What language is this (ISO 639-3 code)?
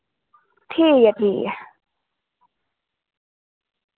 doi